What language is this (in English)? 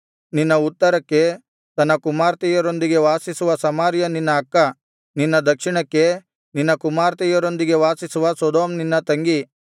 Kannada